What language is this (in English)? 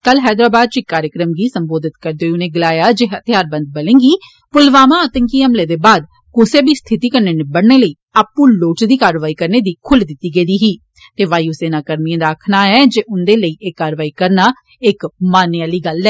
Dogri